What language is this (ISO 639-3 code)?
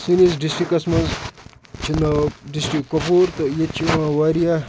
kas